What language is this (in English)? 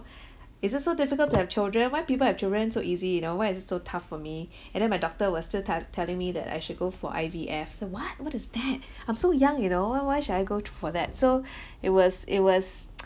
English